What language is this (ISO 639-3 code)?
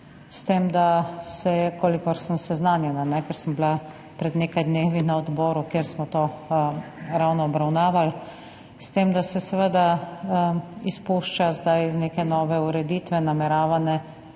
slv